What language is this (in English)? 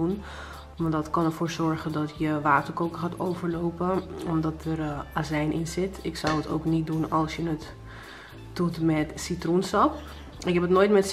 Dutch